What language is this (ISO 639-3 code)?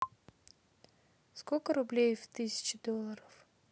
rus